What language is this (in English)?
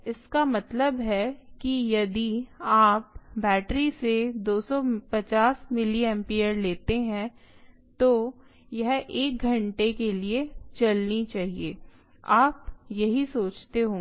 Hindi